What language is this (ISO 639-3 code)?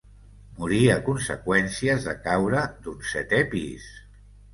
cat